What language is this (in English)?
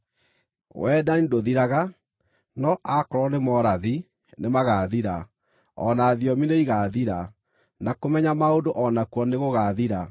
Kikuyu